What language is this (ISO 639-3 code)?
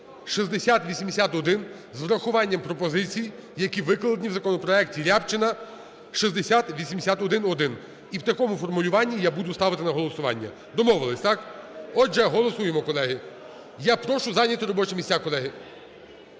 ukr